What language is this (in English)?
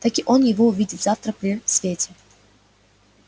Russian